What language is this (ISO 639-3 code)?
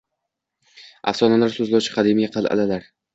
uzb